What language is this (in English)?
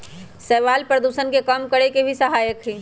Magahi